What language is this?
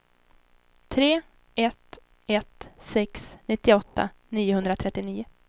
Swedish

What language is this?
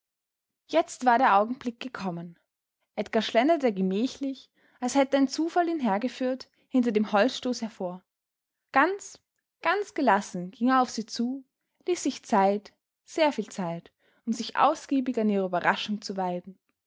German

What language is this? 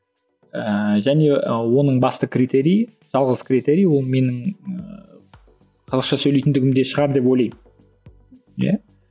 Kazakh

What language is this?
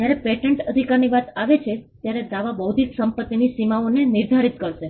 Gujarati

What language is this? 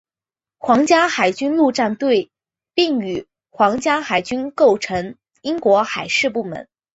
Chinese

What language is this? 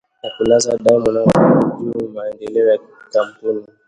Swahili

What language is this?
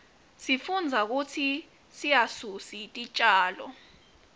Swati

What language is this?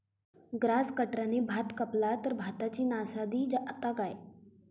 Marathi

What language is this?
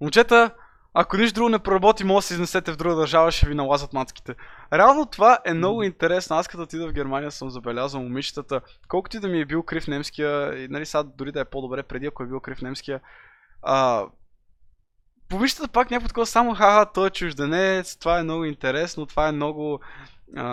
Bulgarian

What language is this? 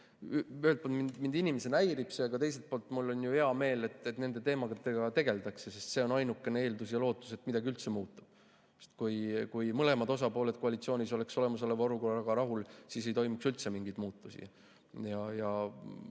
Estonian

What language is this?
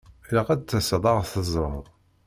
Kabyle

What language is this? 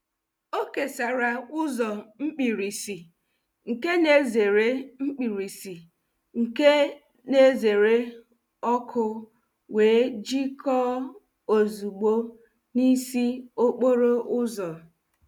Igbo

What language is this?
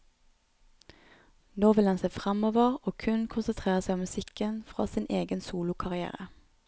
Norwegian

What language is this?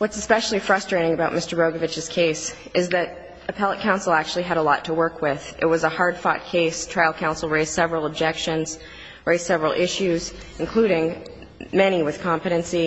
English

